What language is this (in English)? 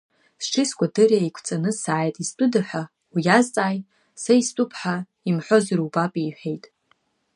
Abkhazian